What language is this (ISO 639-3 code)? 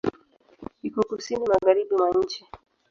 swa